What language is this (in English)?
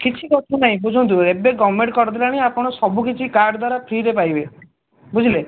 Odia